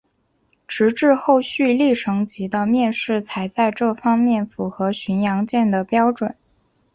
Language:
Chinese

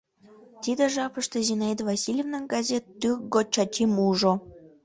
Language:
Mari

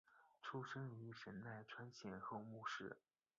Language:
Chinese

